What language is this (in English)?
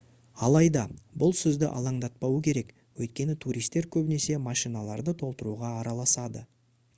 Kazakh